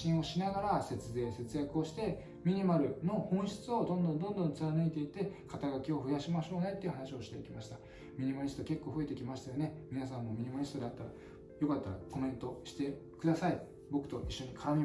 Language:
Japanese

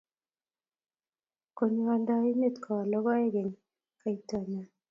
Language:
Kalenjin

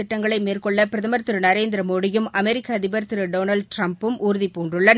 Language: Tamil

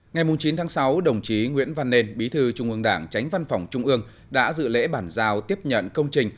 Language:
Vietnamese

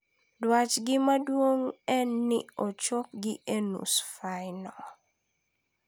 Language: Luo (Kenya and Tanzania)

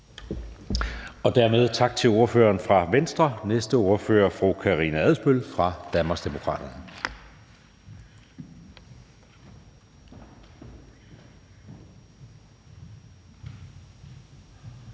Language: Danish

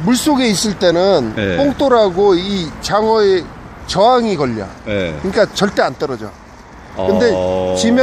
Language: Korean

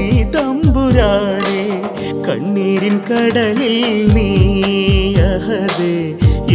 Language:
Arabic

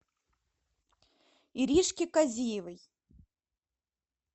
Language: Russian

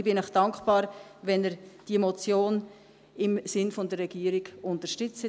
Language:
Swiss German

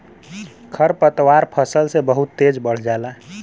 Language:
Bhojpuri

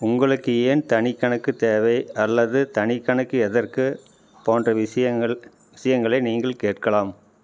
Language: Tamil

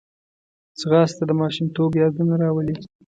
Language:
Pashto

